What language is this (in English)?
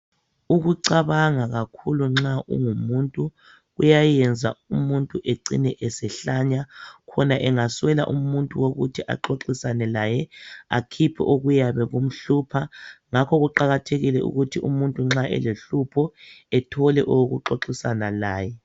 North Ndebele